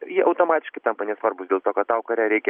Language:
Lithuanian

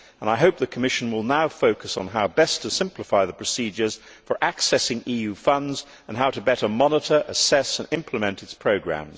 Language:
English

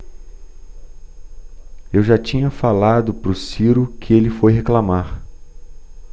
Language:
Portuguese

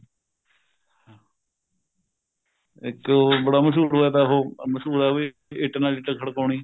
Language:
Punjabi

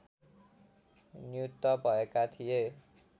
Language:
Nepali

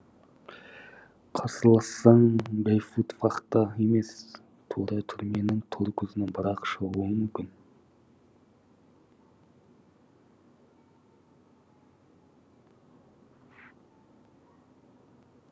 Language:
Kazakh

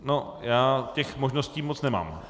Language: Czech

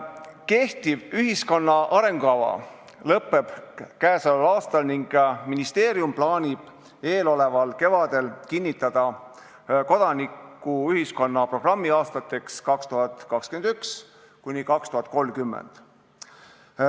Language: Estonian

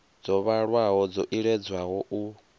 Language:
Venda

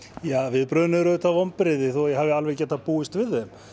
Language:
Icelandic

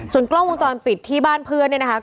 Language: Thai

